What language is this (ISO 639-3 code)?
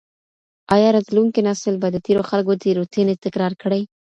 pus